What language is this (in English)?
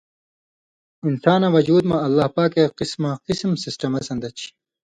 Indus Kohistani